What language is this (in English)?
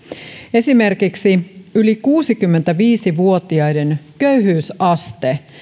Finnish